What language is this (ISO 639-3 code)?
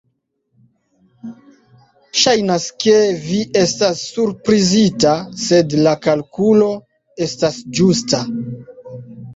epo